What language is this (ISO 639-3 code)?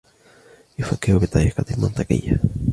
ara